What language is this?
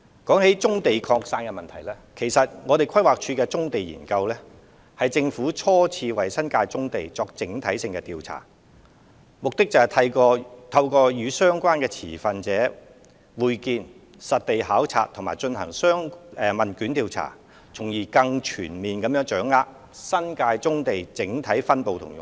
Cantonese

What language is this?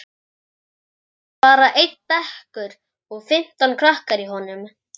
Icelandic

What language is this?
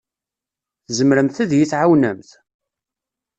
Kabyle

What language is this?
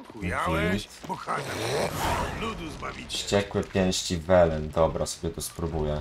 Polish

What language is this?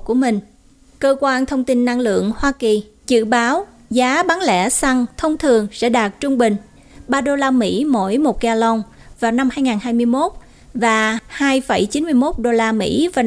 Vietnamese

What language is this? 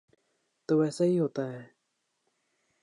Urdu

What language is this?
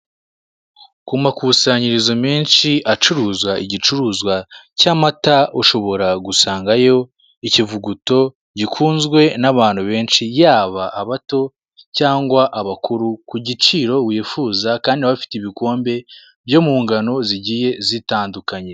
Kinyarwanda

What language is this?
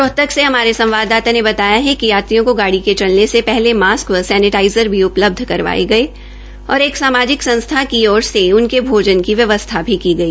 Hindi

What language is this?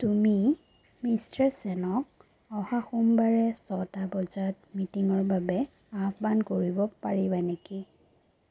Assamese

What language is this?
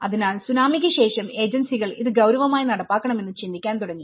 Malayalam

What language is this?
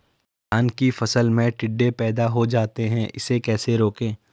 Hindi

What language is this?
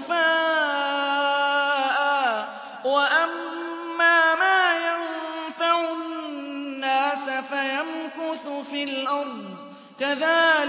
Arabic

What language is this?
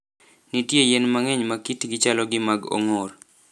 Luo (Kenya and Tanzania)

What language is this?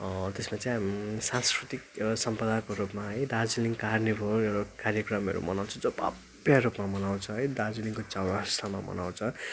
Nepali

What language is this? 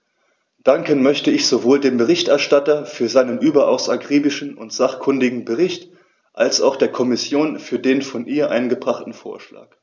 German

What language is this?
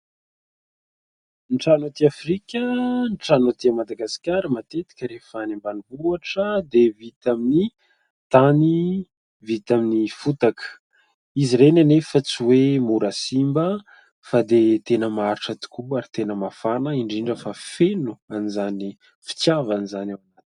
Malagasy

